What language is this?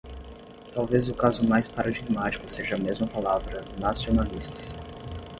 Portuguese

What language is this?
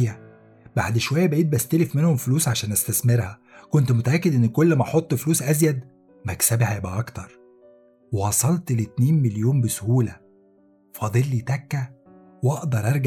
Arabic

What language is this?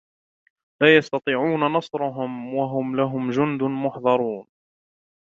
Arabic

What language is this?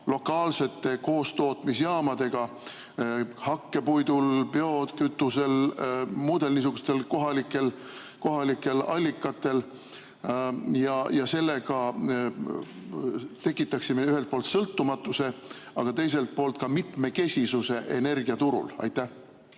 Estonian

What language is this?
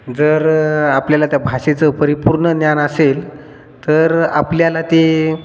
Marathi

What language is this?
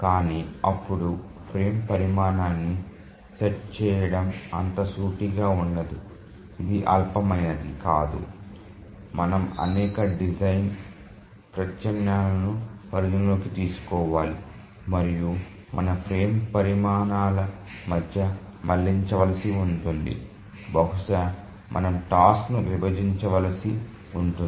Telugu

